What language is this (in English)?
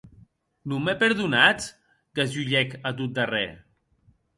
Occitan